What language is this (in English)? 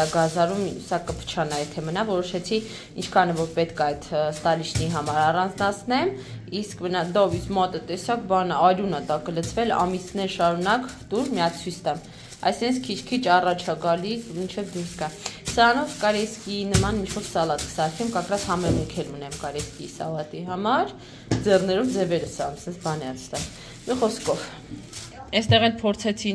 Romanian